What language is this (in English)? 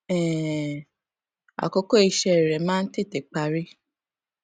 Yoruba